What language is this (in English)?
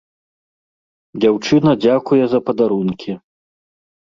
Belarusian